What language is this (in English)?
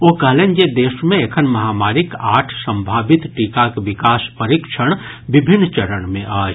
Maithili